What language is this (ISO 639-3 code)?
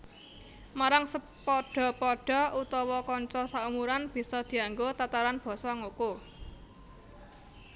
jav